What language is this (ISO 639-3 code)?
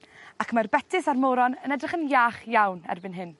cym